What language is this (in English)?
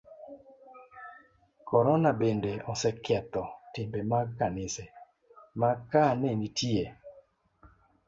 Luo (Kenya and Tanzania)